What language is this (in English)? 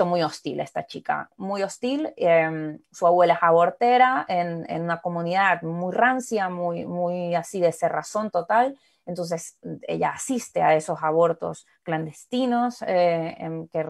Spanish